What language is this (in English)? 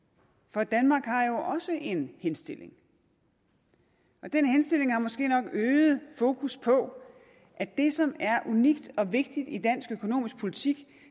Danish